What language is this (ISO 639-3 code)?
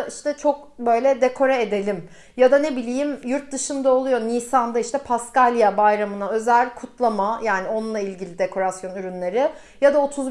tur